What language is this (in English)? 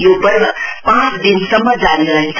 Nepali